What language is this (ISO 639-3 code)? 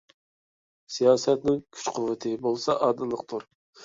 uig